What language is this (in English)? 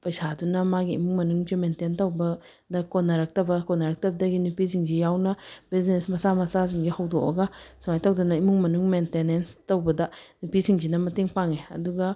Manipuri